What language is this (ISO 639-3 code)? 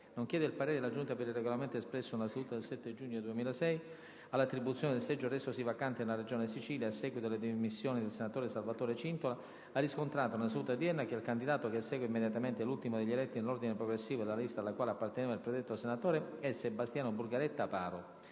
ita